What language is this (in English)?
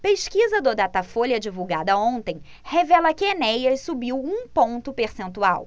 Portuguese